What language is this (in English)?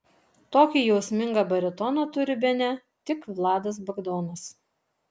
Lithuanian